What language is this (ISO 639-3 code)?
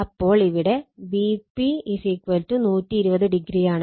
mal